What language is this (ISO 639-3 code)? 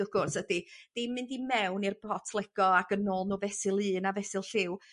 cym